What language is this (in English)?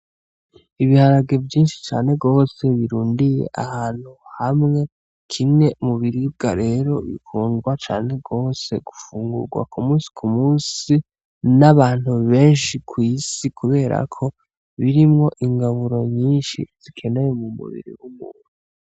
Rundi